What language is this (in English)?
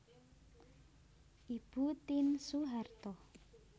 Javanese